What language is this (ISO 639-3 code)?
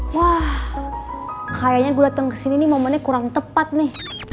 ind